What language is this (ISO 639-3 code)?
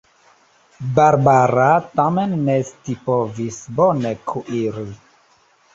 epo